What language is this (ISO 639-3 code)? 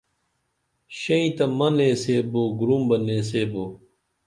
dml